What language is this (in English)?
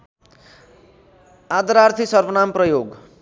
Nepali